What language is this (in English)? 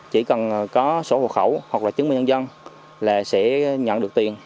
Vietnamese